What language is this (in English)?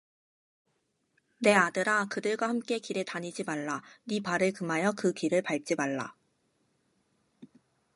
Korean